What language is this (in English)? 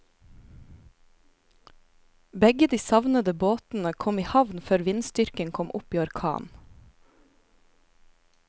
Norwegian